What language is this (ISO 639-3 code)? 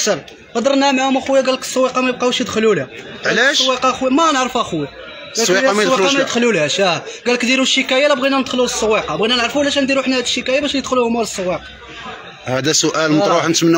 ara